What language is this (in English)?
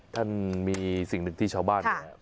Thai